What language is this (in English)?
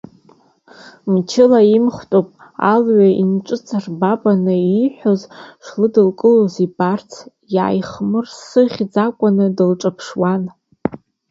Abkhazian